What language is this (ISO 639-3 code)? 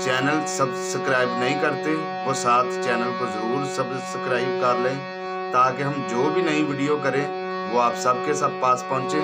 hin